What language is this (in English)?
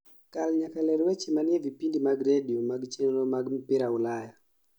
Luo (Kenya and Tanzania)